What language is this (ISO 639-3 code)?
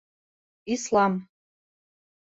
bak